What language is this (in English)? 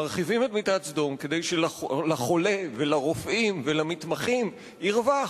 Hebrew